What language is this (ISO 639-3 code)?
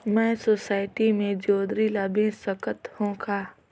hne